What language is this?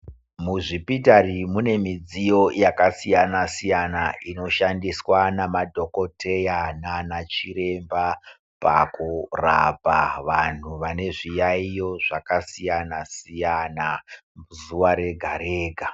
Ndau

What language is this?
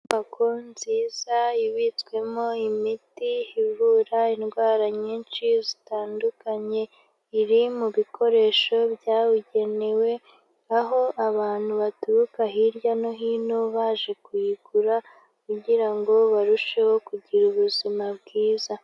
Kinyarwanda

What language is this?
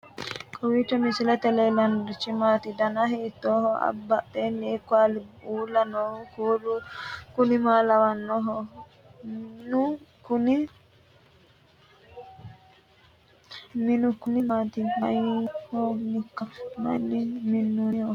Sidamo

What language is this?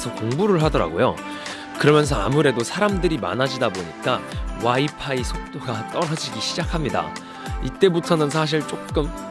Korean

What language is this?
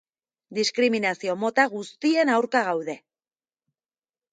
Basque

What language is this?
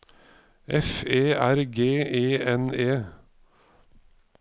Norwegian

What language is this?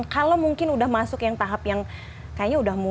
Indonesian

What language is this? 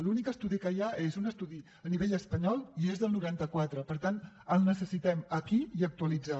Catalan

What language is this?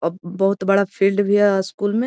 Magahi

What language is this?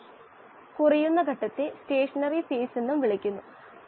Malayalam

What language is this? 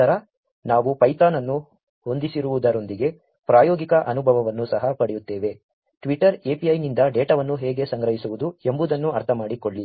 Kannada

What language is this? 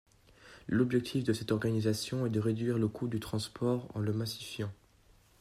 French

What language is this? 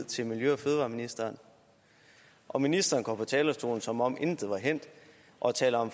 Danish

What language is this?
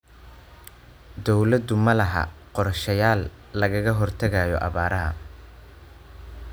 Somali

